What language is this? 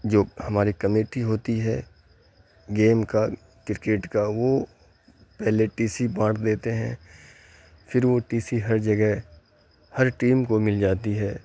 Urdu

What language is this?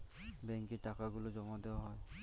Bangla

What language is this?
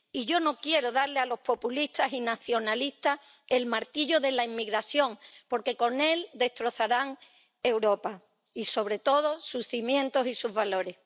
Spanish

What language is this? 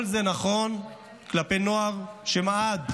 Hebrew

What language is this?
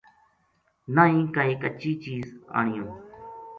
Gujari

